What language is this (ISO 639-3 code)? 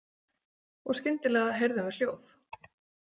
isl